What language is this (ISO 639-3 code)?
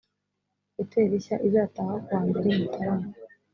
kin